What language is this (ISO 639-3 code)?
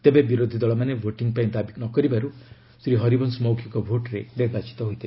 ori